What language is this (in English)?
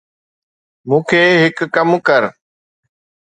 Sindhi